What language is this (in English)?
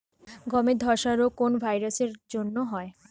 Bangla